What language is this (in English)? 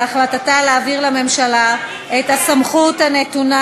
Hebrew